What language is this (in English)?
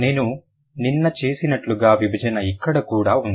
Telugu